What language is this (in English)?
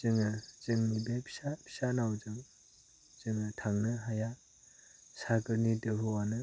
Bodo